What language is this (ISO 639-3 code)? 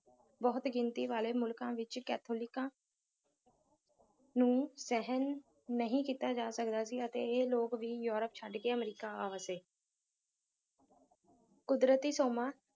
pan